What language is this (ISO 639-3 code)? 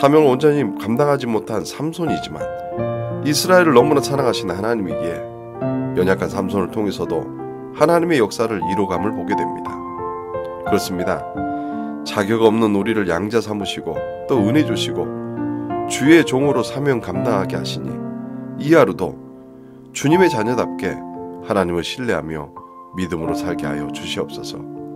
kor